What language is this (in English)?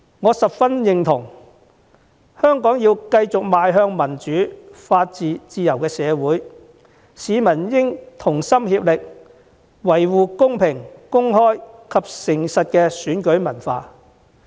Cantonese